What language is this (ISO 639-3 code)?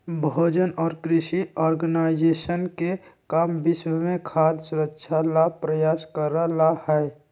mag